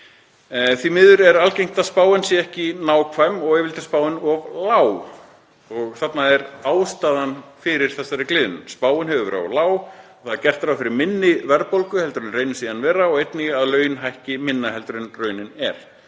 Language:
Icelandic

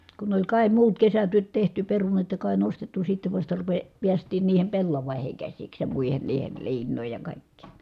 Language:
Finnish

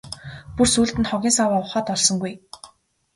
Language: Mongolian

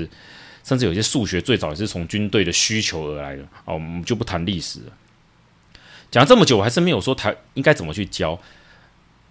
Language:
Chinese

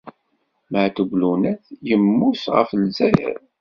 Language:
Kabyle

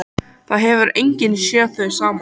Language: Icelandic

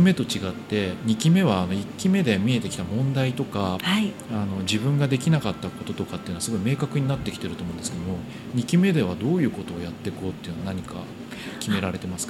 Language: Japanese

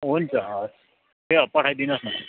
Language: Nepali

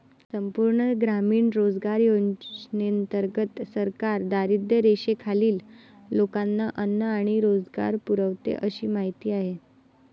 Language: Marathi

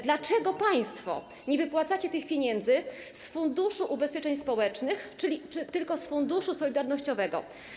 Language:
Polish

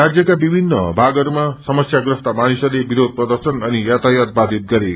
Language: Nepali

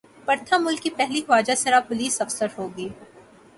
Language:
Urdu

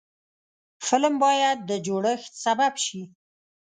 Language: Pashto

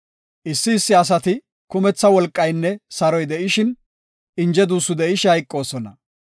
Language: Gofa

